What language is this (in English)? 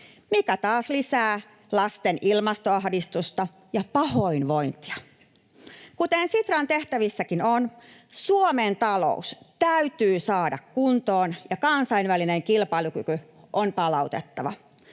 Finnish